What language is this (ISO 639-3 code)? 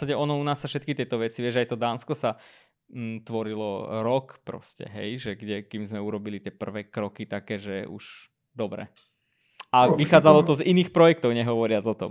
slk